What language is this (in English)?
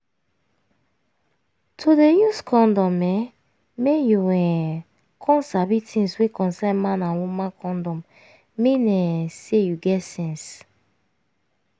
Nigerian Pidgin